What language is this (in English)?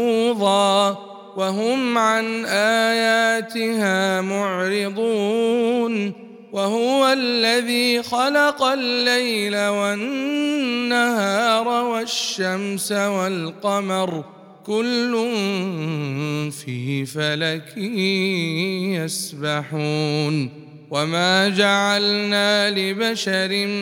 Arabic